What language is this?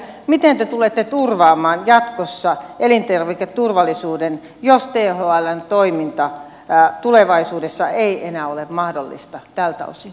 Finnish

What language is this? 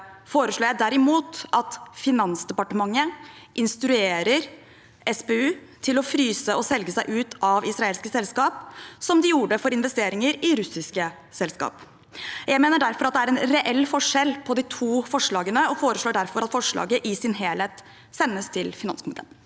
Norwegian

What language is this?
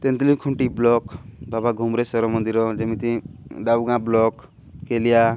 Odia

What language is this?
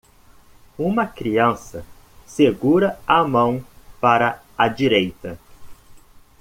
Portuguese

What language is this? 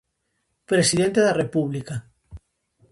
Galician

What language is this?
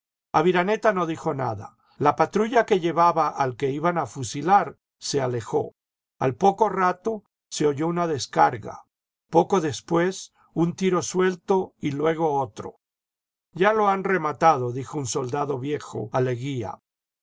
Spanish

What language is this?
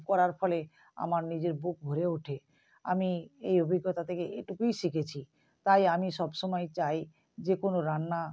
Bangla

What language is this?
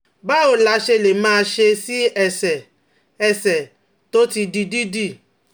Yoruba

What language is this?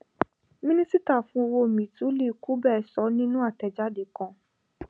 Yoruba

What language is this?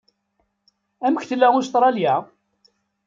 Kabyle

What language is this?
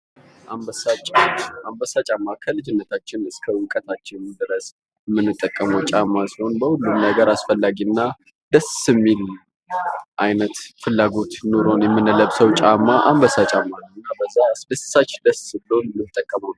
Amharic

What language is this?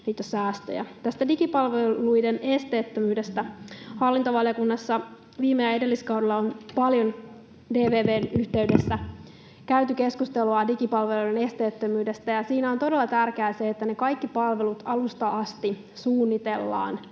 Finnish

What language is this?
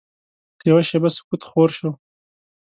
Pashto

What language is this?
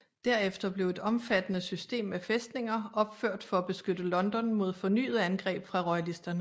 Danish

